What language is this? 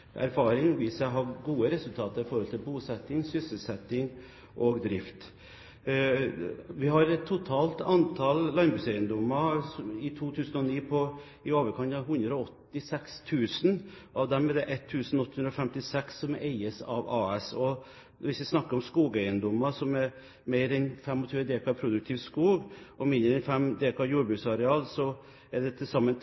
Norwegian Bokmål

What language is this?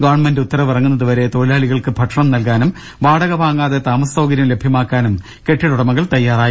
Malayalam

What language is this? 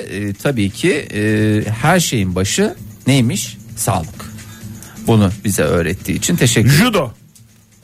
Turkish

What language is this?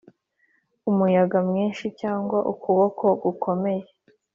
Kinyarwanda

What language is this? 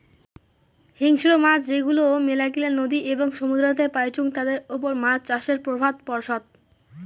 Bangla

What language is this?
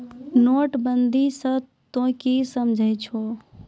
Maithili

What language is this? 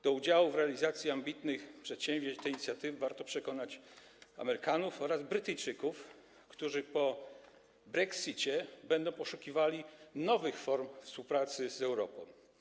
Polish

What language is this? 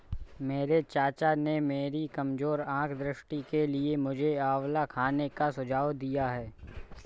Hindi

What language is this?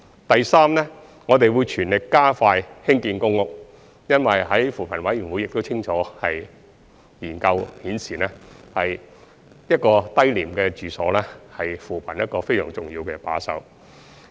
Cantonese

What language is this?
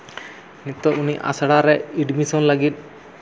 Santali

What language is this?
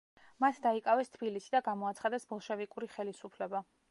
Georgian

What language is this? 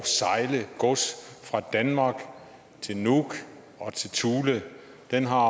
Danish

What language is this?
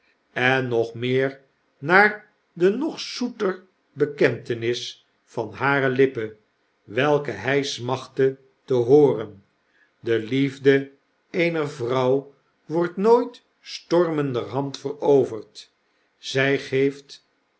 Dutch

